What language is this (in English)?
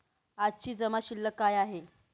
Marathi